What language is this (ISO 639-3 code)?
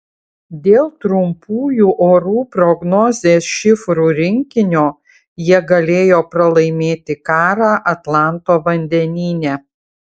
lit